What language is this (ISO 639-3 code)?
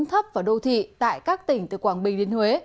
vie